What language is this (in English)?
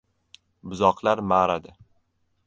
Uzbek